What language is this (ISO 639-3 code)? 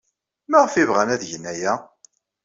kab